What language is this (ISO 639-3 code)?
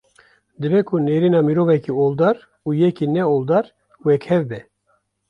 kur